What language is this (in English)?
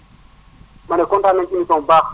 Wolof